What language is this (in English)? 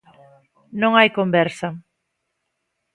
Galician